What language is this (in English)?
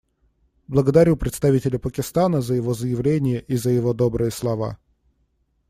Russian